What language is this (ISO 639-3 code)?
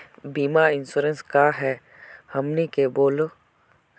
mag